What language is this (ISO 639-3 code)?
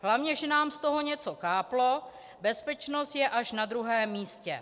ces